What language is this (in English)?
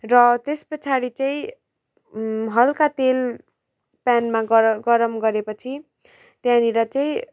Nepali